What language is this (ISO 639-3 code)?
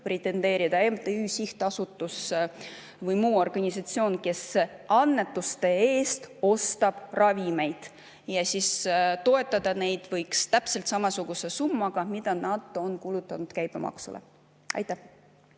est